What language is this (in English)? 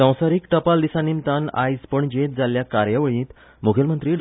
Konkani